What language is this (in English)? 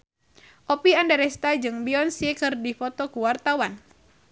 Sundanese